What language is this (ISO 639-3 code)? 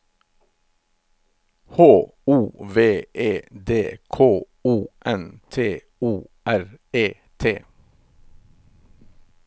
nor